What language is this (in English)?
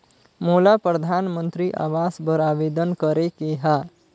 Chhattisgarhi